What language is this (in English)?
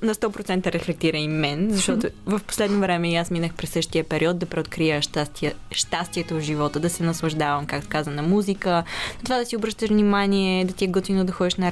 Bulgarian